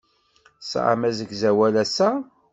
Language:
Kabyle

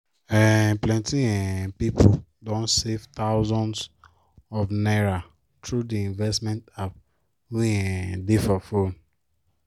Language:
Nigerian Pidgin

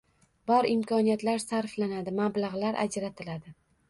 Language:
Uzbek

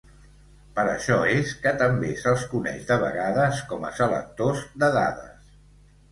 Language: Catalan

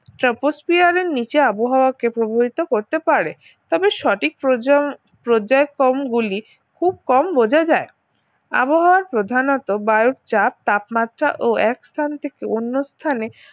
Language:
Bangla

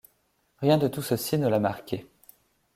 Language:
French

